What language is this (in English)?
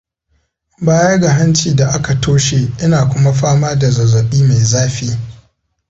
Hausa